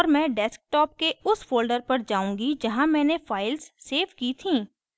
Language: Hindi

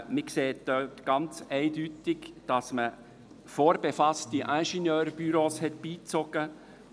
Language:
Swiss German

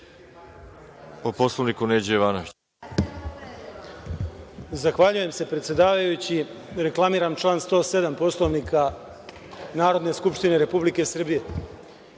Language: Serbian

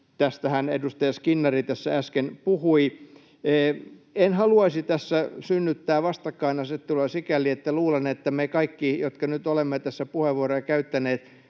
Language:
Finnish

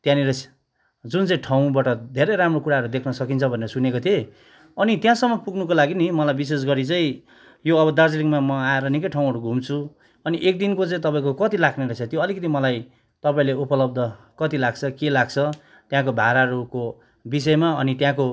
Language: Nepali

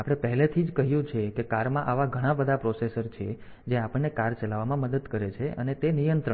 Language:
Gujarati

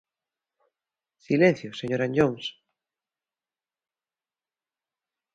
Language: Galician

